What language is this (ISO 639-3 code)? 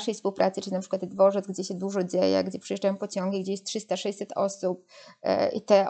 pol